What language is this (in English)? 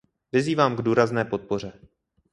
Czech